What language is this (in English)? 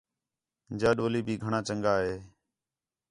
Khetrani